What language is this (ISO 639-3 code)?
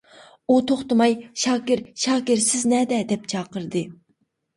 uig